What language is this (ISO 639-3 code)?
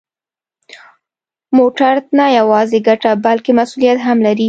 pus